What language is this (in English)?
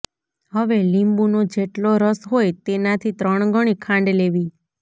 Gujarati